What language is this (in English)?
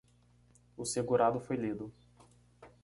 Portuguese